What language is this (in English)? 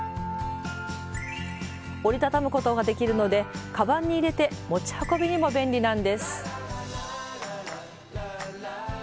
Japanese